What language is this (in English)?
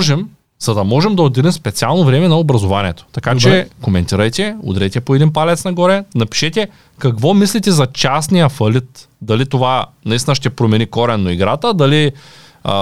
Bulgarian